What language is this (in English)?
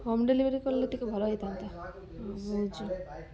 Odia